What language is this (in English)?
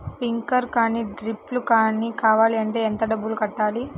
Telugu